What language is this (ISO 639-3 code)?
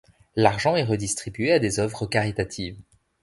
fra